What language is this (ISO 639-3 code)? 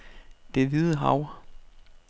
dan